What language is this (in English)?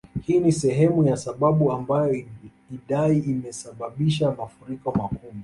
Swahili